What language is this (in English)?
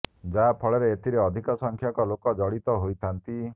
Odia